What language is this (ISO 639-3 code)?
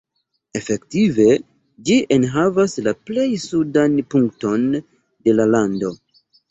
epo